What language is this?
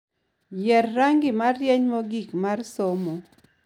Luo (Kenya and Tanzania)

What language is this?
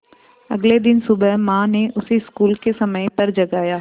Hindi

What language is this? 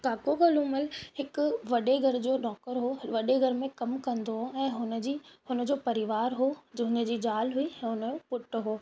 Sindhi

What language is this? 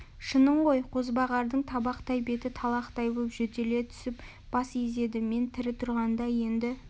Kazakh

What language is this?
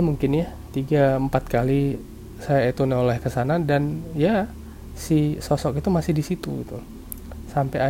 Indonesian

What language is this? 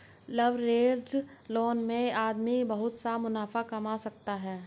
Hindi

